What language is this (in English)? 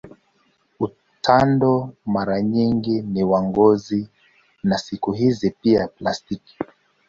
Swahili